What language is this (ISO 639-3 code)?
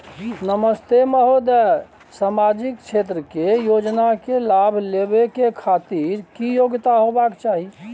mai